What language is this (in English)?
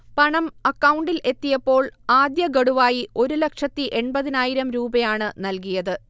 Malayalam